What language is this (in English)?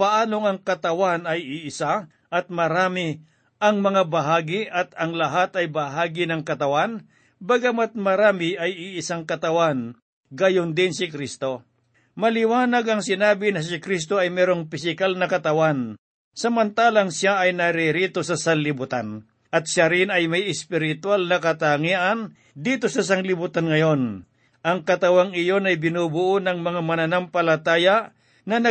Filipino